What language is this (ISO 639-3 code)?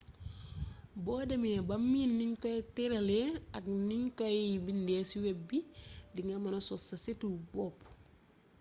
wol